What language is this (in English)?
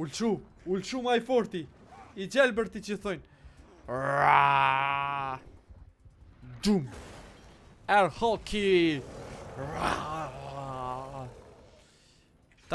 Romanian